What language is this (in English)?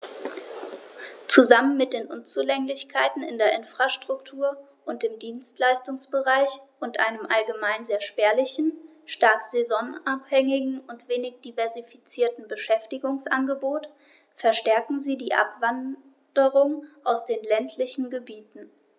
German